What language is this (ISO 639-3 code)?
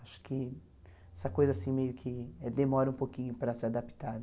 por